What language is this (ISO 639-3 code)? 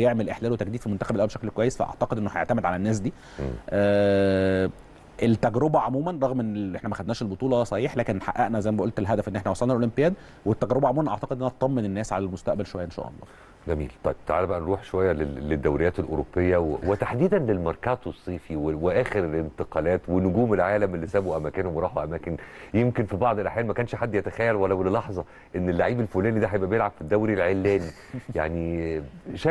ara